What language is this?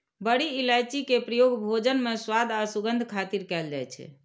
Maithili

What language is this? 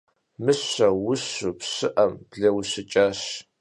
Kabardian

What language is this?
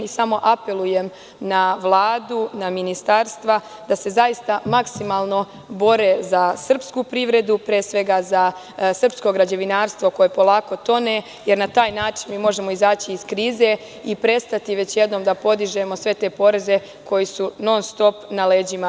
Serbian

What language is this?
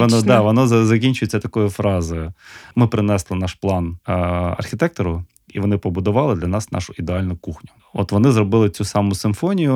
Ukrainian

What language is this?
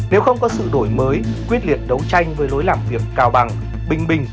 Vietnamese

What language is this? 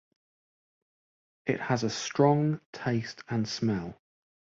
English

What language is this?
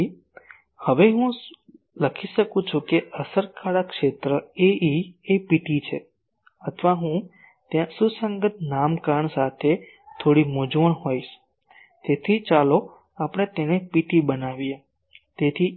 Gujarati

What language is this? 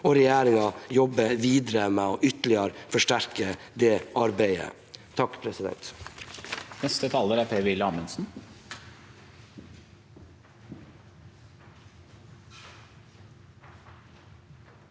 Norwegian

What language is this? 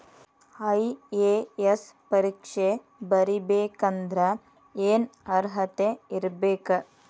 Kannada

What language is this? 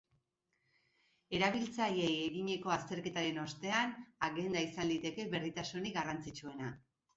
Basque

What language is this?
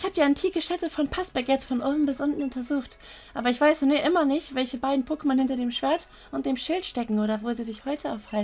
German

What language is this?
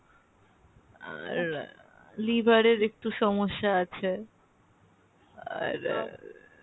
Bangla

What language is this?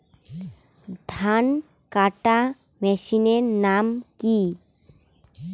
Bangla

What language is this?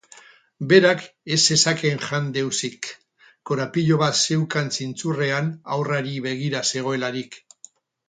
Basque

